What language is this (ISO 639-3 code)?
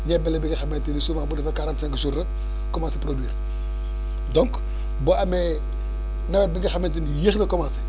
wol